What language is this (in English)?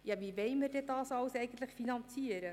Swiss German